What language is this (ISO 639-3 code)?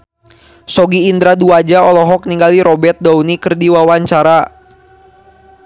sun